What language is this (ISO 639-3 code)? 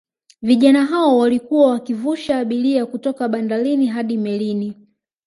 swa